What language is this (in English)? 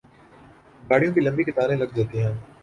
Urdu